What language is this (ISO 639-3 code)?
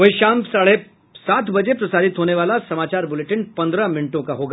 hin